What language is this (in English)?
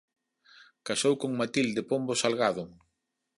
Galician